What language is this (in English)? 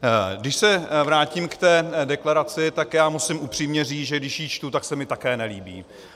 Czech